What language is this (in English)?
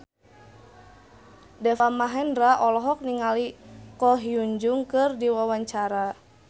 Sundanese